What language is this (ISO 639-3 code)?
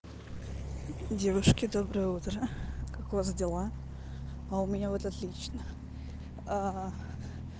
rus